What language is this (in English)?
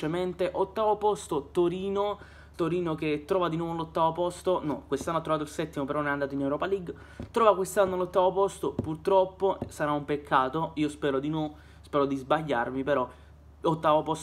Italian